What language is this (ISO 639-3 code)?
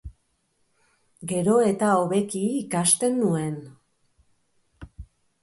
eus